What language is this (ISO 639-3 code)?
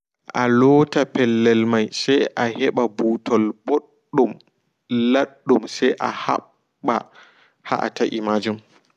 ful